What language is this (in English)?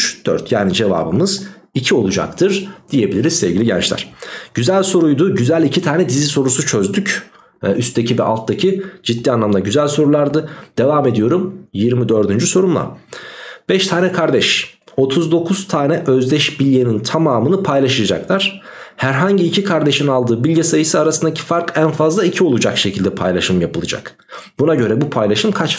Turkish